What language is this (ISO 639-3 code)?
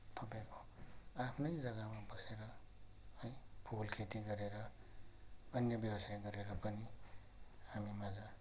nep